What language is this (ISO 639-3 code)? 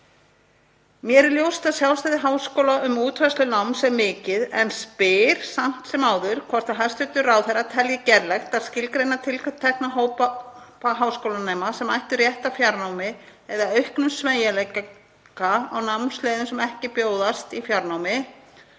isl